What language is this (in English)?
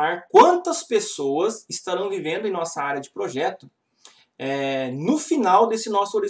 Portuguese